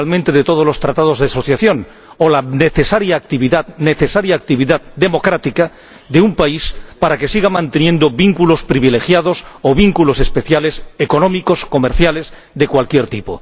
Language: Spanish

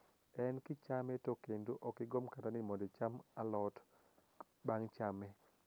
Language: Luo (Kenya and Tanzania)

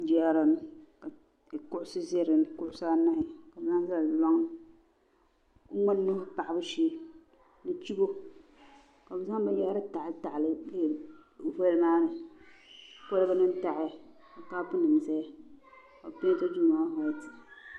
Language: Dagbani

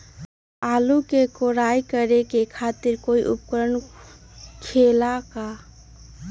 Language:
Magahi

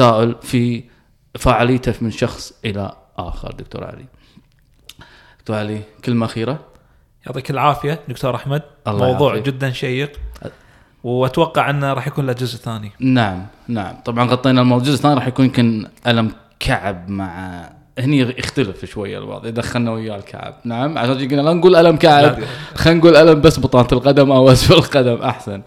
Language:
Arabic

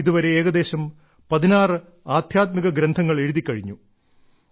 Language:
Malayalam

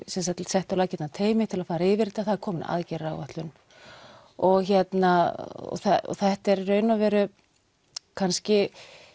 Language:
Icelandic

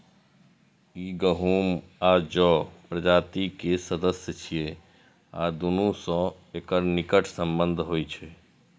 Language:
Maithili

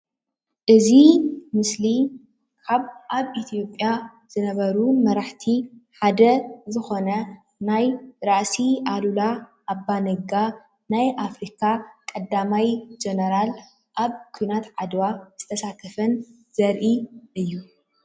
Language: Tigrinya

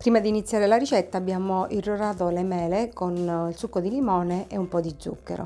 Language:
Italian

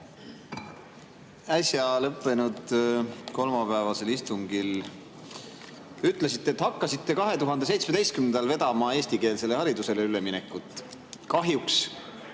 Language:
Estonian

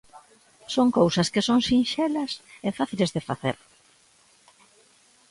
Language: Galician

